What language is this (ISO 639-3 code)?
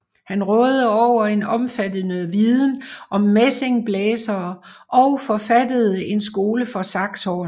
dan